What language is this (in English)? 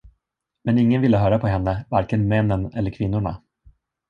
Swedish